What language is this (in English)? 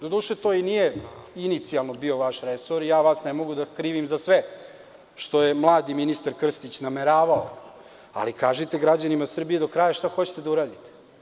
Serbian